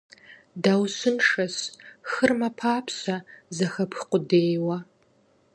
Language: Kabardian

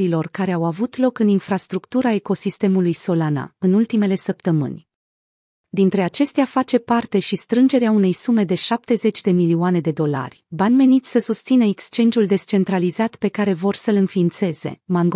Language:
Romanian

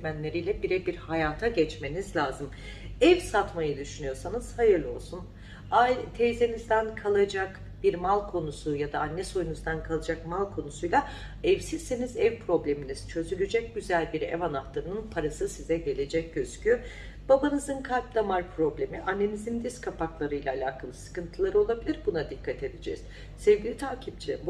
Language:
Turkish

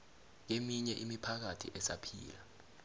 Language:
South Ndebele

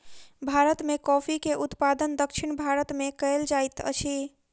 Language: Maithili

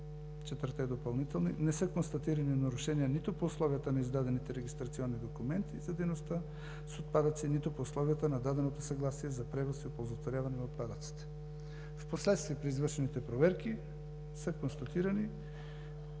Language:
Bulgarian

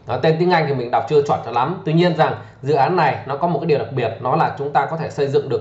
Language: Vietnamese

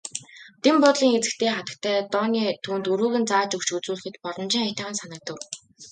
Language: Mongolian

